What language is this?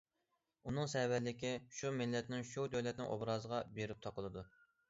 Uyghur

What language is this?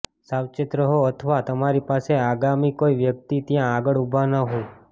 Gujarati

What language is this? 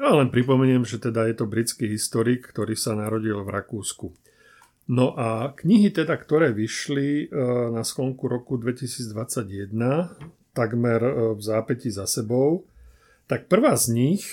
Slovak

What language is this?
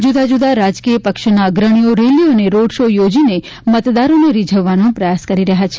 Gujarati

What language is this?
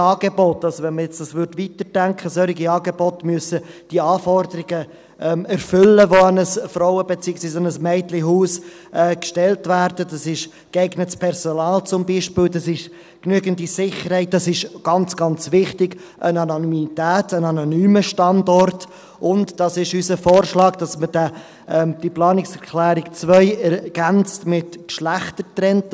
Swiss German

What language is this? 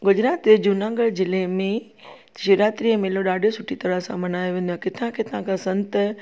Sindhi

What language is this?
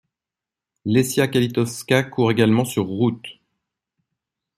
French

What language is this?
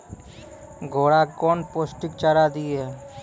Maithili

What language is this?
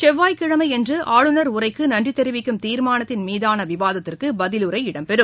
Tamil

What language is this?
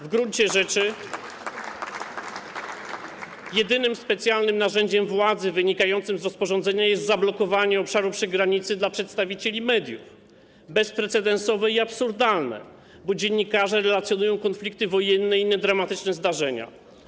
Polish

